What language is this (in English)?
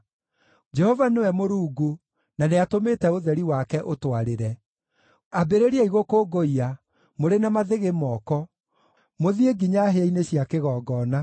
Kikuyu